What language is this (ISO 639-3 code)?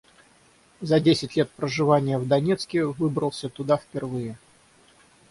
rus